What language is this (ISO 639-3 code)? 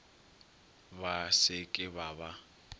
nso